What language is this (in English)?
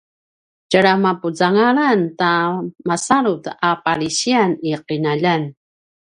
Paiwan